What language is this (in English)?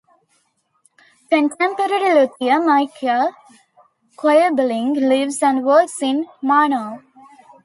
English